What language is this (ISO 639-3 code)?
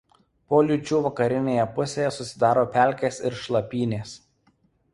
lit